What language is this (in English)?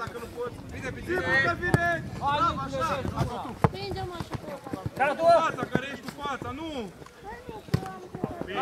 Romanian